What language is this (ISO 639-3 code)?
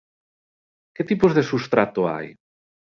glg